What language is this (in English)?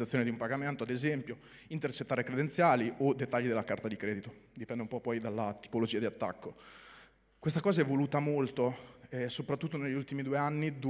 Italian